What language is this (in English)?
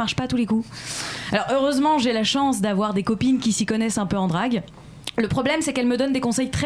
French